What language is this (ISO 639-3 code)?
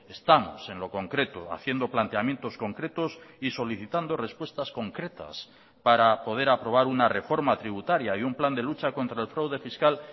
spa